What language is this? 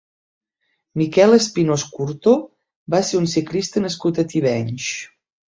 Catalan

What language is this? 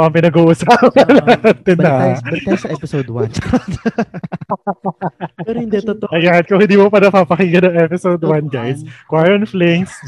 Filipino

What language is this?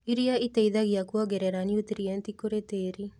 Kikuyu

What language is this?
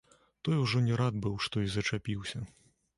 Belarusian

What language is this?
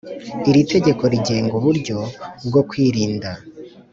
Kinyarwanda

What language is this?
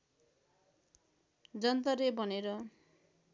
Nepali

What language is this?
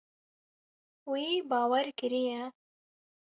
Kurdish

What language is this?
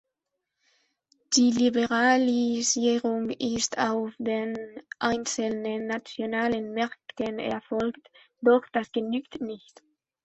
German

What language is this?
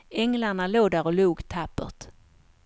Swedish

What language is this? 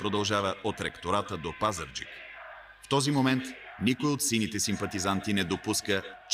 Bulgarian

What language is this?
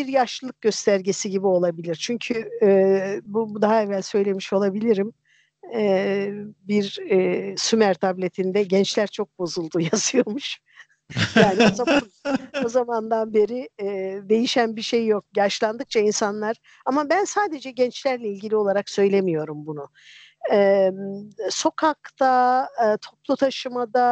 Turkish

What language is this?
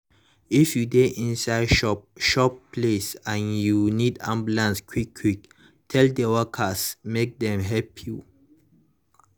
Nigerian Pidgin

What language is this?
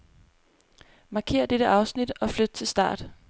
Danish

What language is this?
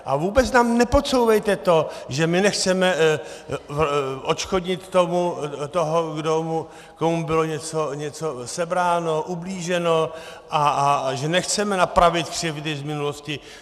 Czech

